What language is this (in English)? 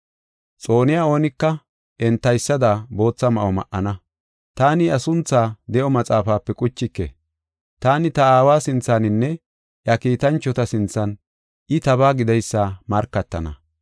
Gofa